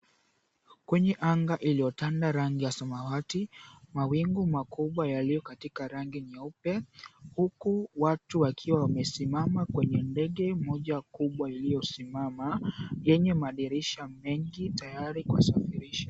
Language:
Swahili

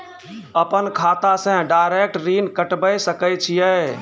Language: Maithili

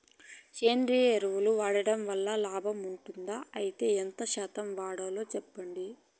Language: Telugu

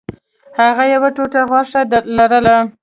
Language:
Pashto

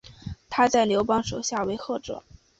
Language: Chinese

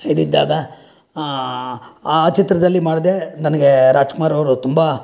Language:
Kannada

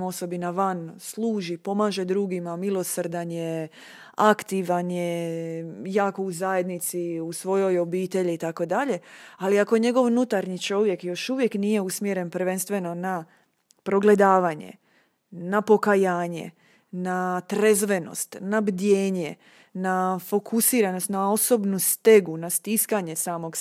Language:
Croatian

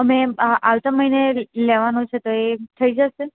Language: Gujarati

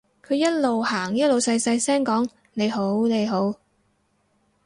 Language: Cantonese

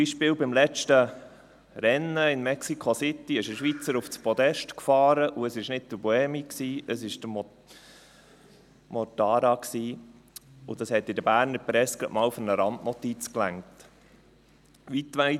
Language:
Swiss German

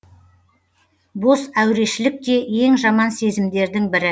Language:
Kazakh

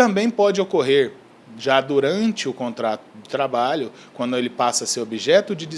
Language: Portuguese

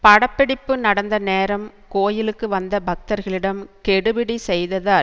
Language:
Tamil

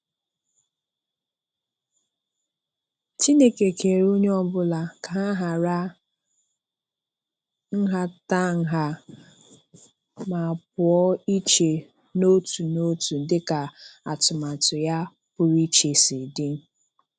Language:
Igbo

